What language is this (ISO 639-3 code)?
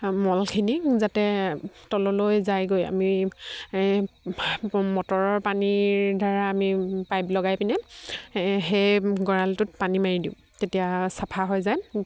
asm